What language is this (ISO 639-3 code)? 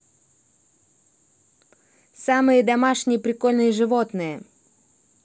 rus